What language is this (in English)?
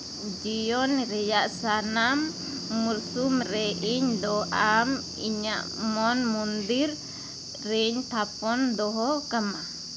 Santali